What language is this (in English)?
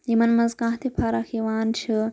Kashmiri